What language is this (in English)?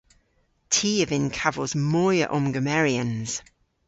Cornish